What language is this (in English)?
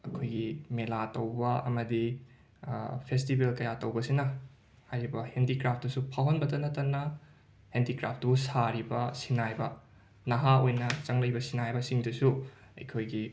Manipuri